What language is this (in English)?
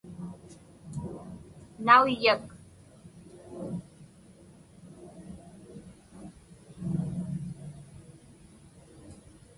Inupiaq